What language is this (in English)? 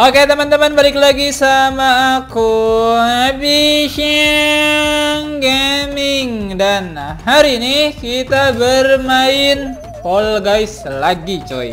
Indonesian